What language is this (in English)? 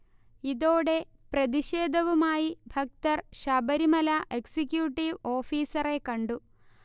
Malayalam